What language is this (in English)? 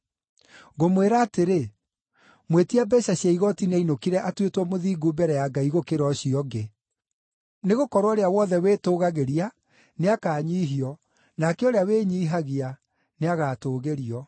Kikuyu